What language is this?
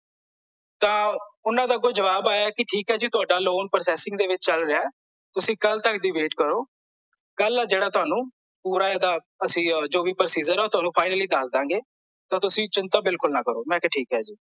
Punjabi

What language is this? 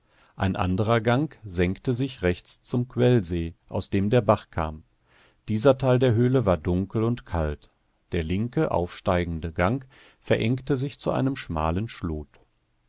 German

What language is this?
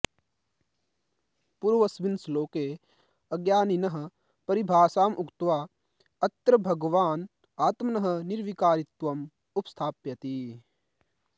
Sanskrit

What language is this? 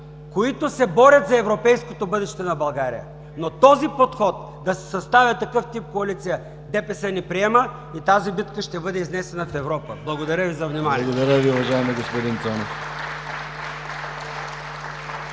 Bulgarian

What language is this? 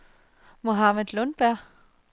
Danish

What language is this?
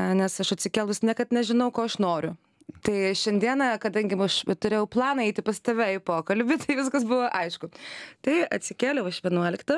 Lithuanian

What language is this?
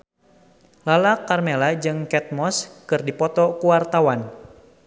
Sundanese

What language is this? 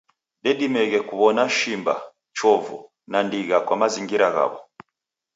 Taita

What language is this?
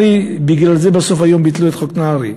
Hebrew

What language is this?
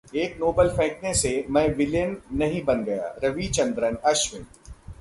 Hindi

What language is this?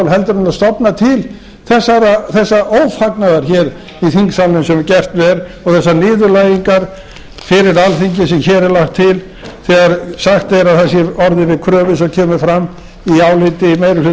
Icelandic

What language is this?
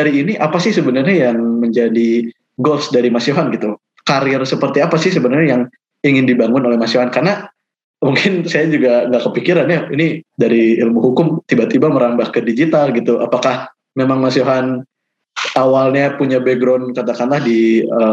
Indonesian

